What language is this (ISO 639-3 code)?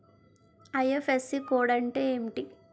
tel